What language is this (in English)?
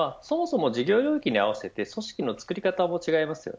Japanese